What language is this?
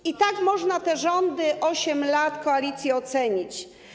Polish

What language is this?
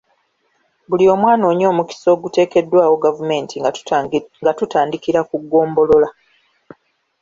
Ganda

